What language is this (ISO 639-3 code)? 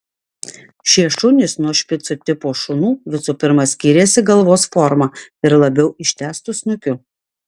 lit